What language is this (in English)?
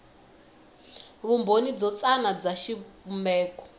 Tsonga